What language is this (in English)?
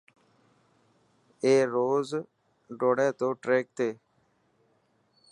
Dhatki